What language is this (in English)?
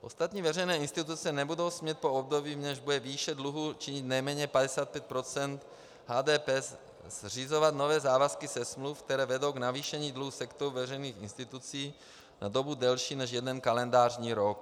Czech